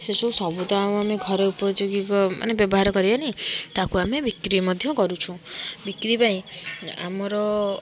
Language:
Odia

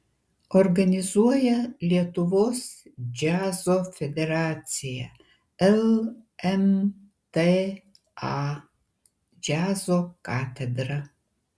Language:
Lithuanian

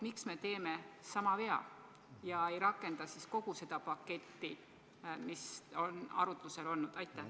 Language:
Estonian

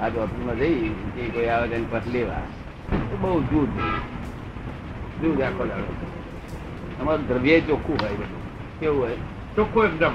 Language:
Gujarati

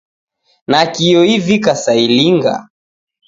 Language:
Taita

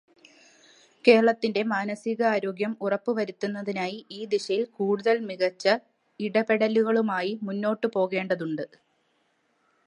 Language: Malayalam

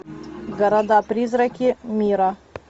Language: Russian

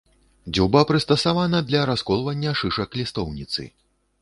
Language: Belarusian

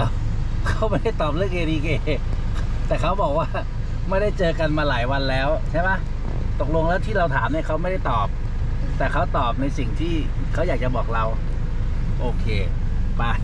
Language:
Thai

